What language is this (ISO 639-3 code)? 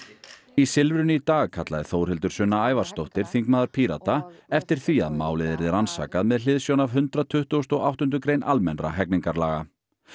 isl